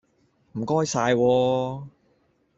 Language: Cantonese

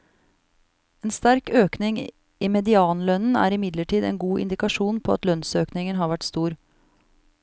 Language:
Norwegian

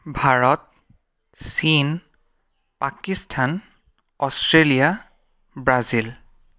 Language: Assamese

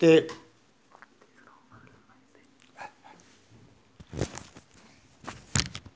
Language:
Dogri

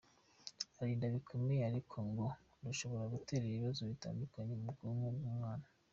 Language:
Kinyarwanda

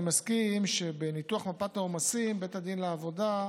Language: Hebrew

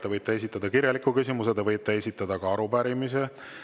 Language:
Estonian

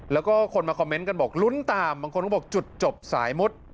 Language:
Thai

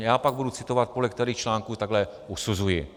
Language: Czech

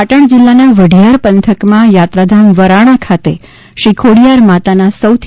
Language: Gujarati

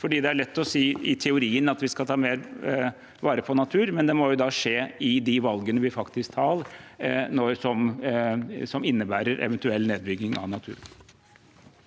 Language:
Norwegian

